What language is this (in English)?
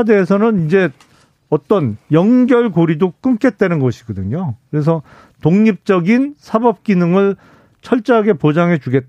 Korean